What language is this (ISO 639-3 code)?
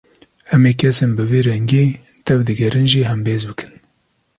kur